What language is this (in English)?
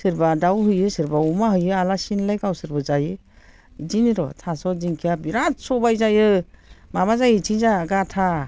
Bodo